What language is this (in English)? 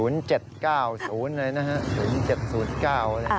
Thai